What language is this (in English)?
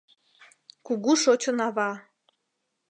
Mari